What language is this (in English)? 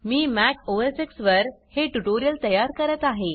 Marathi